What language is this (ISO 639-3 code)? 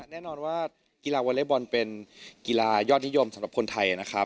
tha